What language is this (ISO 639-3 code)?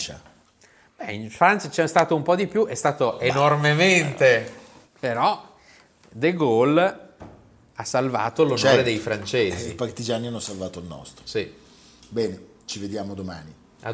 ita